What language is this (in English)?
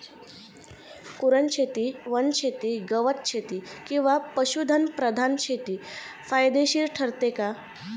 Marathi